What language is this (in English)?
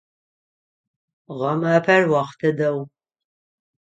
Adyghe